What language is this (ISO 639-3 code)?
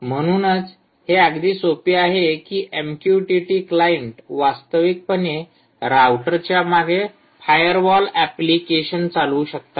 mar